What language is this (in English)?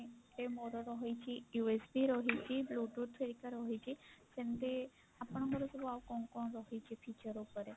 Odia